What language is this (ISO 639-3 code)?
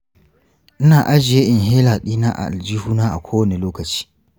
hau